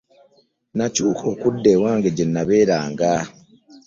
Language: Ganda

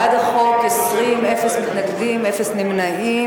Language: Hebrew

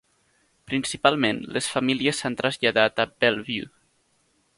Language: Catalan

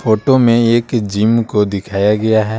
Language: Hindi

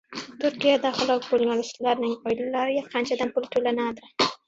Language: Uzbek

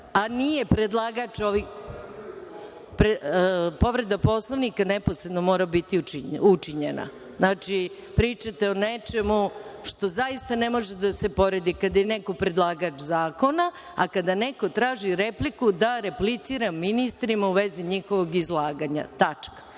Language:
Serbian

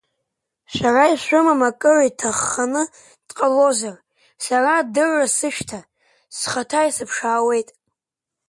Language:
Abkhazian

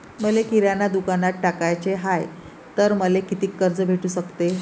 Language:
Marathi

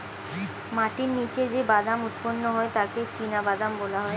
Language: Bangla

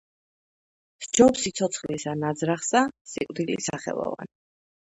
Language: Georgian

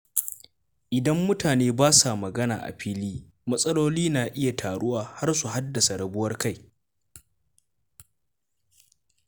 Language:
Hausa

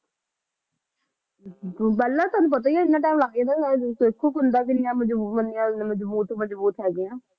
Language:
Punjabi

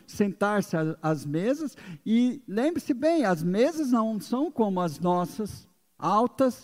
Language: Portuguese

